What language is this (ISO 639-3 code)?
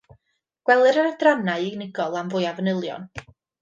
cym